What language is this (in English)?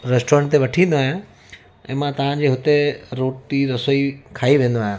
Sindhi